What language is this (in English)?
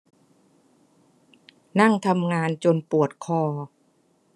Thai